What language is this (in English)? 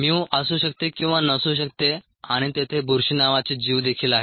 Marathi